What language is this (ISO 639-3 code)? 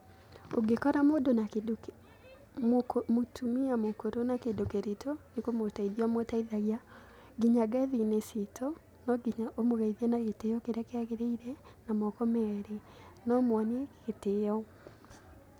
kik